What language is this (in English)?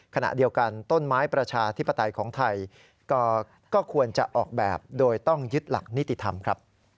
Thai